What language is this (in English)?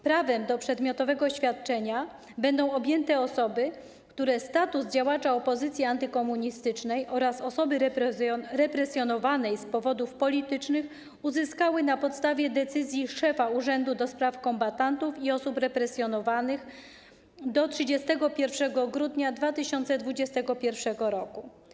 Polish